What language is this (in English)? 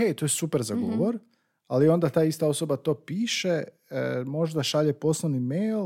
Croatian